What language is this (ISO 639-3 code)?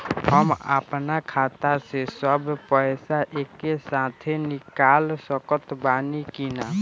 bho